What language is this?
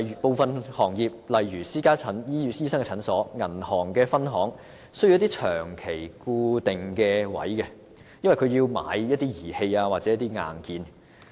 Cantonese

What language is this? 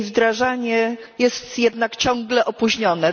Polish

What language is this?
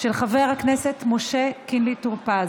Hebrew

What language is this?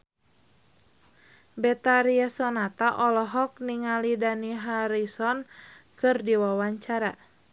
Sundanese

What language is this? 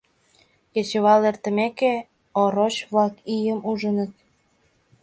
Mari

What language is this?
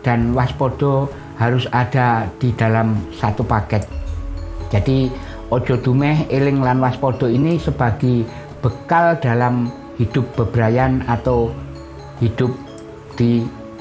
Indonesian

